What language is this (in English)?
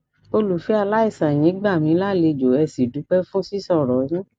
Yoruba